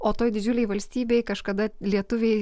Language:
Lithuanian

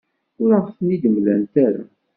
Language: Kabyle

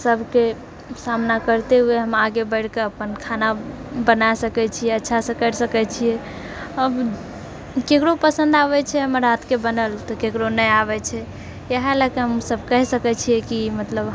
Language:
Maithili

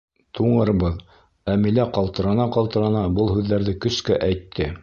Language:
Bashkir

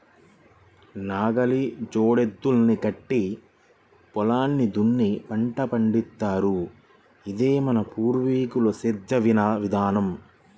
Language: Telugu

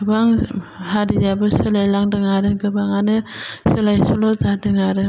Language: Bodo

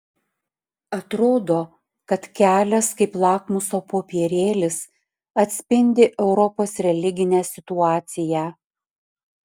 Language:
Lithuanian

